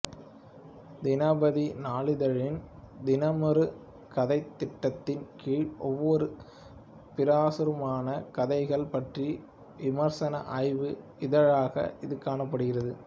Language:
Tamil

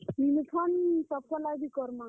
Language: Odia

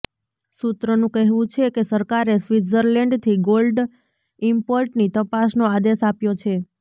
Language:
Gujarati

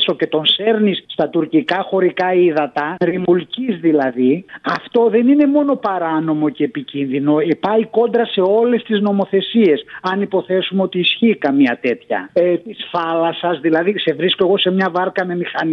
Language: Greek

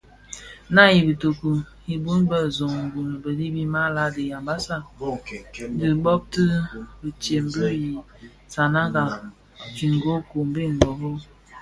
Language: Bafia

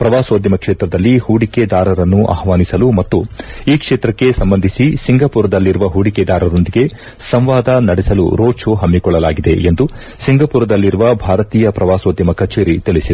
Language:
Kannada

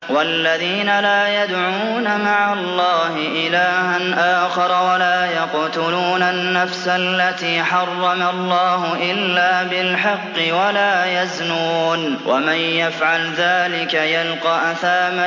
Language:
Arabic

